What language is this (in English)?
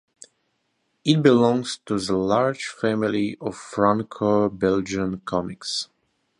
English